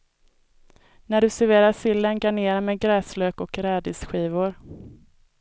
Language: Swedish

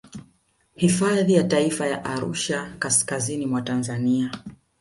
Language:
Swahili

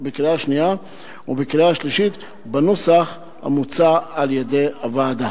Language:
Hebrew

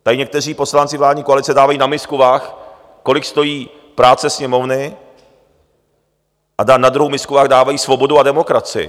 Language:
Czech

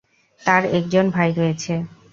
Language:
Bangla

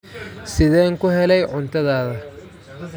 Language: Somali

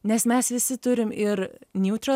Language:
Lithuanian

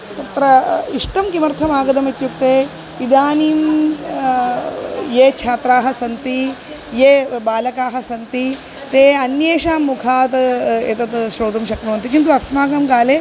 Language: Sanskrit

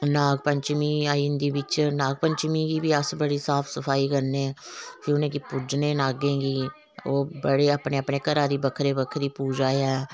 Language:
Dogri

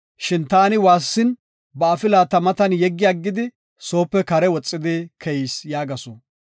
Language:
Gofa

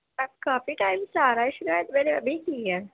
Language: Urdu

